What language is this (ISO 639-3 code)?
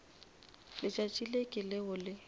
nso